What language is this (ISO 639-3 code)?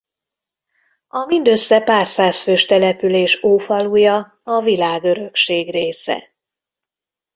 hun